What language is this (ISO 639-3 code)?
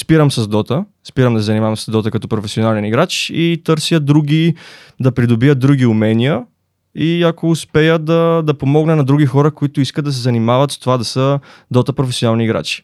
bul